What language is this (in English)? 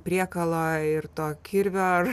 Lithuanian